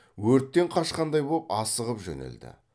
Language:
Kazakh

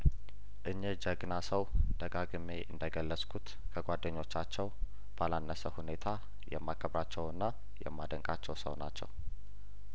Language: Amharic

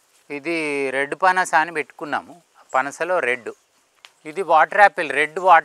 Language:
Telugu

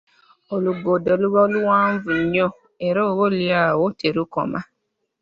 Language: Ganda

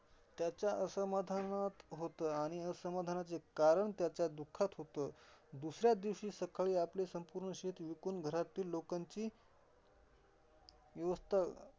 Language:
Marathi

